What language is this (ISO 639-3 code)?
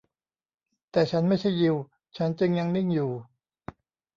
tha